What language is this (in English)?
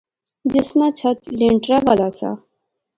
Pahari-Potwari